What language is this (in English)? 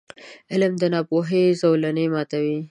Pashto